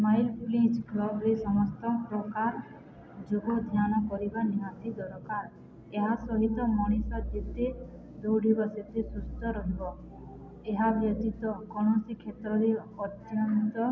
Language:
Odia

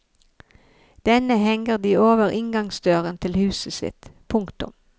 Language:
Norwegian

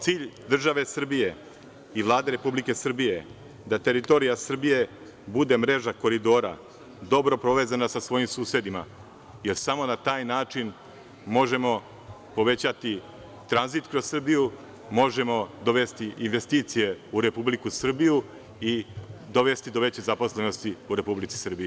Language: Serbian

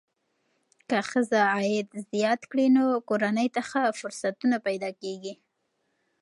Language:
Pashto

